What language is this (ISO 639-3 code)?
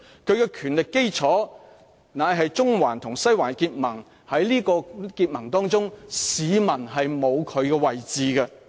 yue